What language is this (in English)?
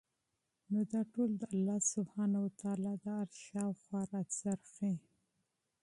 Pashto